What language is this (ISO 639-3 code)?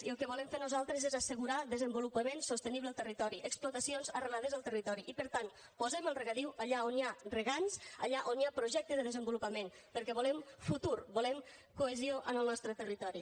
cat